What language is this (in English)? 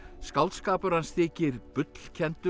Icelandic